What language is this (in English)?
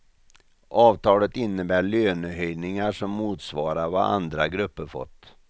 Swedish